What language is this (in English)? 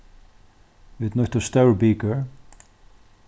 Faroese